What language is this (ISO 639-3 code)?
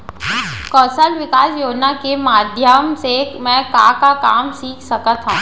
hne